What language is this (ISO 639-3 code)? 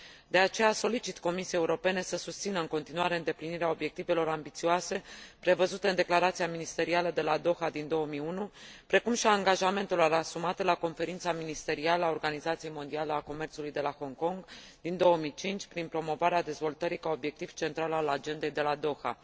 ron